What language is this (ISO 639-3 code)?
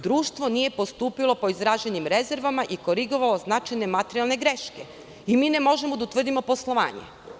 srp